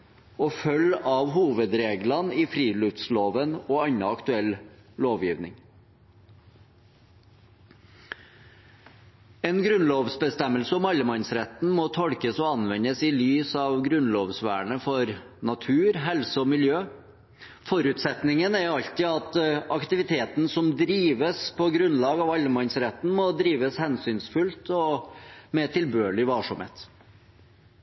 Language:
Norwegian Bokmål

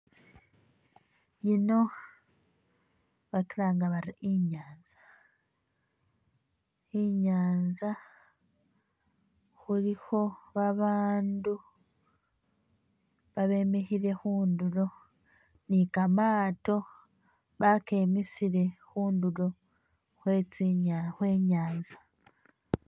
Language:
Masaaba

